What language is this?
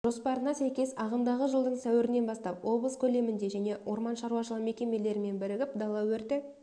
Kazakh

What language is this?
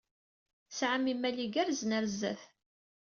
Kabyle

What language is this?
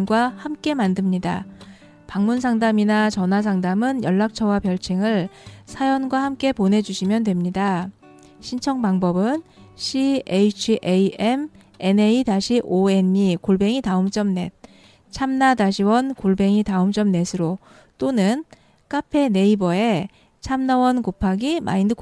Korean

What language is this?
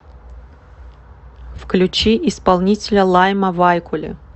Russian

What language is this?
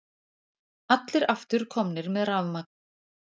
Icelandic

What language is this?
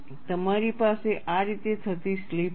Gujarati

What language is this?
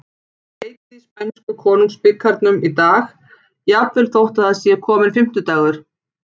Icelandic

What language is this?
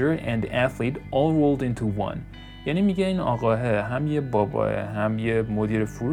Persian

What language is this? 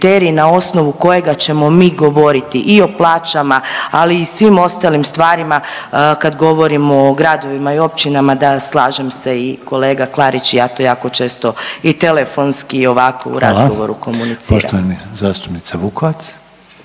Croatian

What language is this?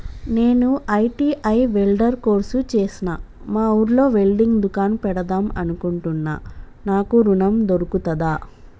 Telugu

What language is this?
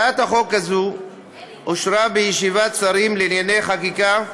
Hebrew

